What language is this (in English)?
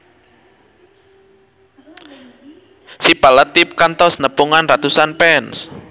Sundanese